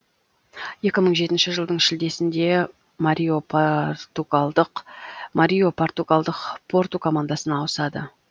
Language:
Kazakh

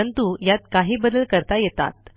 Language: Marathi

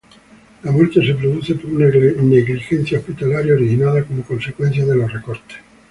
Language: Spanish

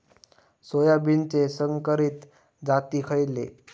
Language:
Marathi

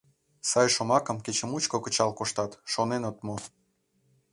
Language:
Mari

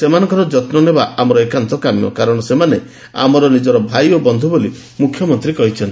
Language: Odia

